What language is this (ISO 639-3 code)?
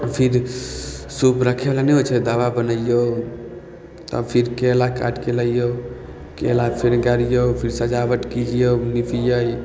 mai